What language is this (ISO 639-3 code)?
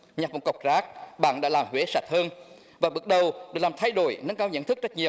vie